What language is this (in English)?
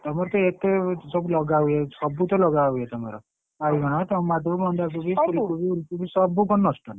Odia